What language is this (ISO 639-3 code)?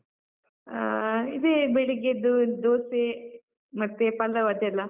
kan